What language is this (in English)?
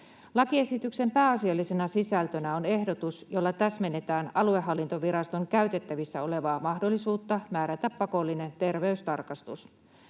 Finnish